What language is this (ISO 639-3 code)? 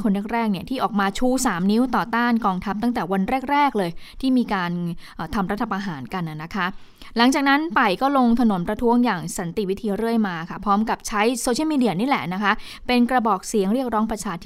tha